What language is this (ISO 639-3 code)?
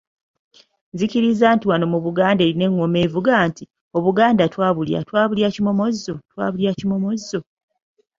lug